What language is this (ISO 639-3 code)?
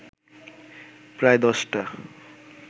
ben